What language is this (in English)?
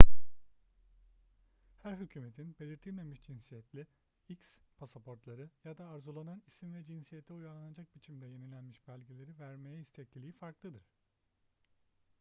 Turkish